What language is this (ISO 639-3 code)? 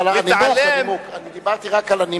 heb